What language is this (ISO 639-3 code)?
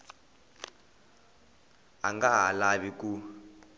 tso